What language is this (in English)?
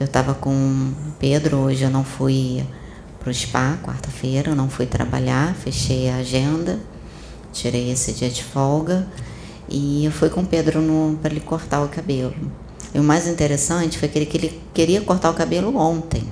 Portuguese